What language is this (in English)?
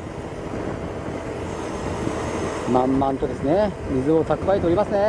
Japanese